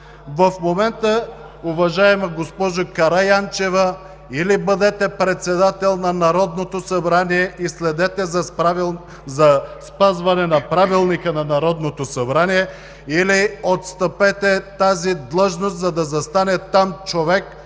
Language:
Bulgarian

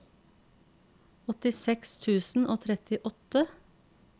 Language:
Norwegian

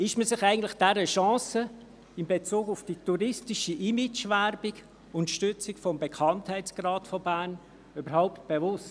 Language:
Swiss German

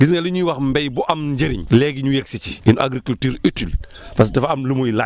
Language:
Wolof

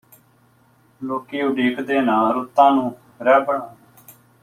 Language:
Punjabi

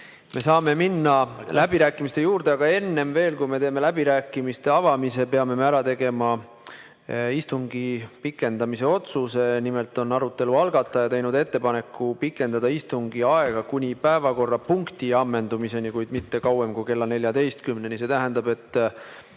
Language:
Estonian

